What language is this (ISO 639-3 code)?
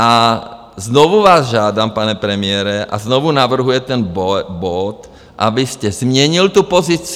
ces